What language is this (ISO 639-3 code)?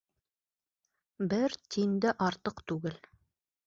bak